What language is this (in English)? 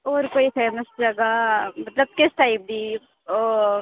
Dogri